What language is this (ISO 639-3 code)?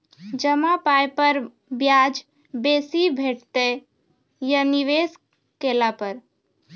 mai